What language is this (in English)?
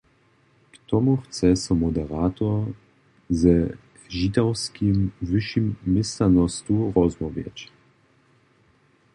Upper Sorbian